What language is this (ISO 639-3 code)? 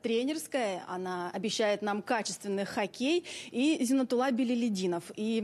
rus